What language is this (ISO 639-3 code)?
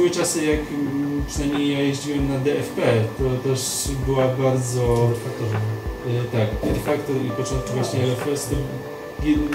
pol